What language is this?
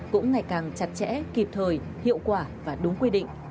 Vietnamese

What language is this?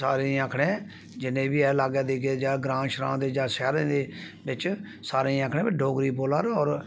Dogri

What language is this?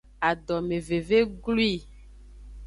Aja (Benin)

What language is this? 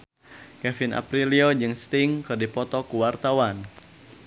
Sundanese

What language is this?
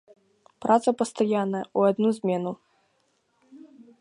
Belarusian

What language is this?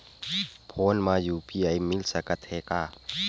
Chhattisgarhi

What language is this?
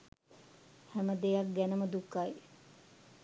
Sinhala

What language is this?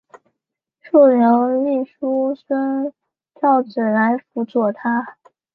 Chinese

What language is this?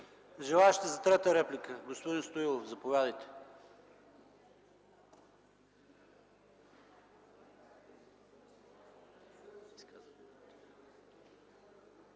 Bulgarian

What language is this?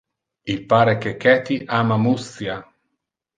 Interlingua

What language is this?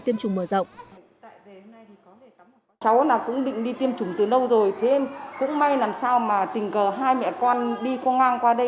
Vietnamese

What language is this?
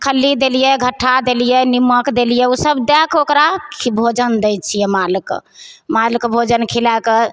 Maithili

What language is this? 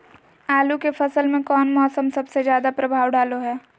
Magahi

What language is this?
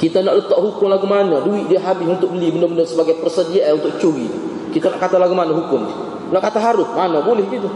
Malay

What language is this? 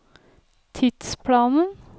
Norwegian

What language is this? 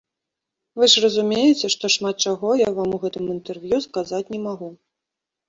Belarusian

